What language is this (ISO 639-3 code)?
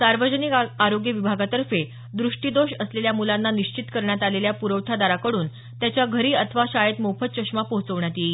mar